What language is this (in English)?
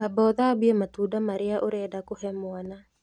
Kikuyu